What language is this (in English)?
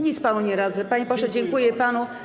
Polish